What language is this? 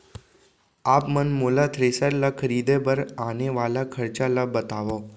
Chhattisgarhi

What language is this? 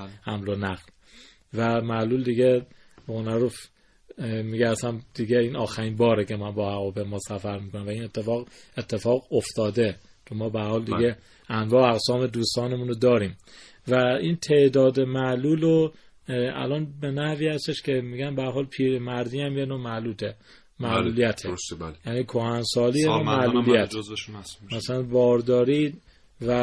Persian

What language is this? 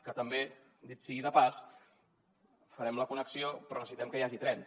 Catalan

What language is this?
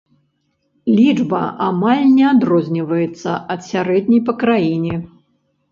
Belarusian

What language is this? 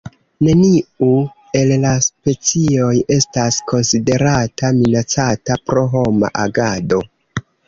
Esperanto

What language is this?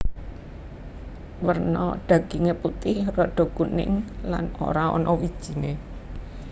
Javanese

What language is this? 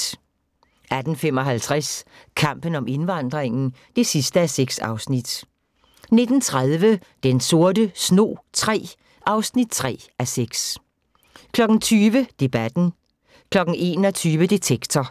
Danish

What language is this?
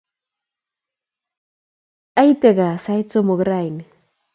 Kalenjin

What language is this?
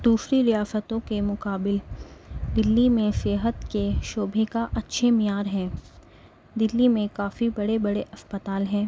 Urdu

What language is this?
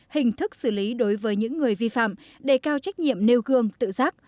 Vietnamese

